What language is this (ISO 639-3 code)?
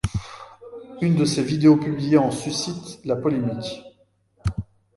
fra